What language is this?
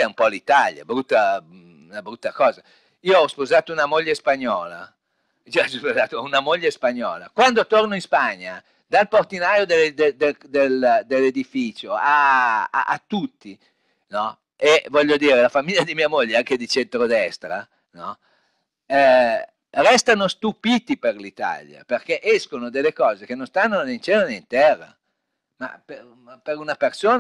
Italian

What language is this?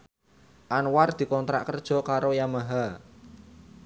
Javanese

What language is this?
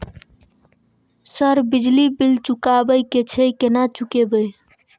Maithili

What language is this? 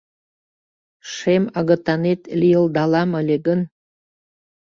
Mari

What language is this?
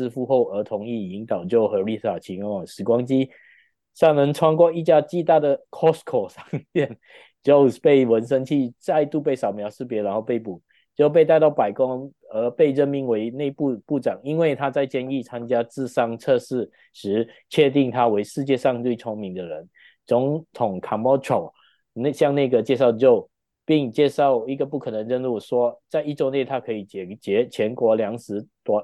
Chinese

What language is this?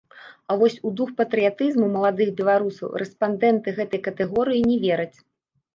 Belarusian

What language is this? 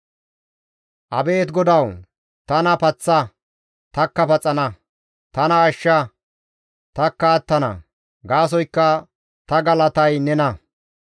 Gamo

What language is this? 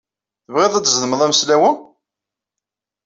Kabyle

